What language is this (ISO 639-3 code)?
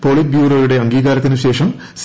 mal